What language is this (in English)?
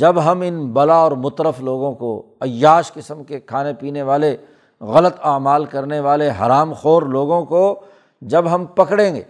Urdu